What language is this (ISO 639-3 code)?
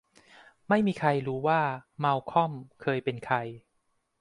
tha